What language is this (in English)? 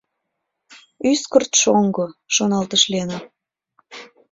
Mari